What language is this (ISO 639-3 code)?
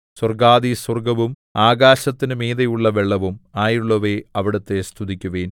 mal